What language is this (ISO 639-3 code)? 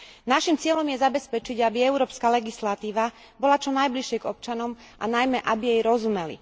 slk